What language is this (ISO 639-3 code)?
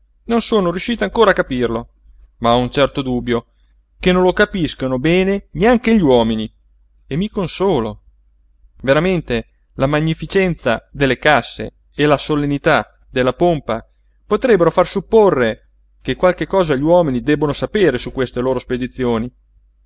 ita